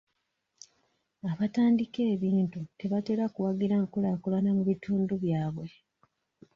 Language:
Ganda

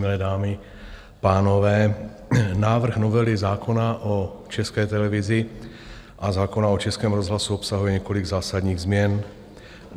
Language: Czech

